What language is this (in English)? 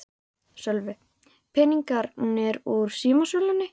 Icelandic